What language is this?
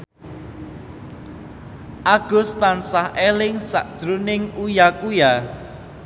Javanese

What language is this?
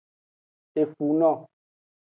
Aja (Benin)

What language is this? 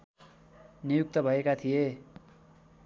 Nepali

